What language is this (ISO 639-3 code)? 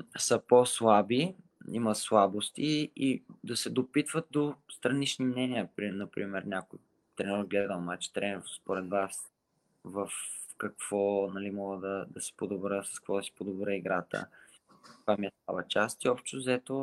bul